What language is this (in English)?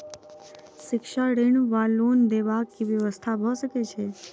Maithili